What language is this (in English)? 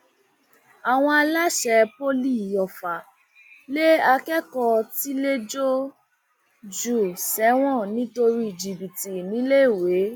Yoruba